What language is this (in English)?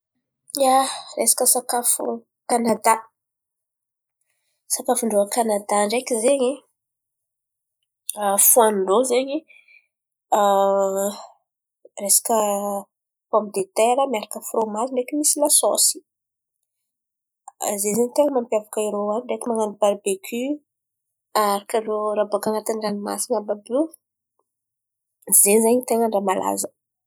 Antankarana Malagasy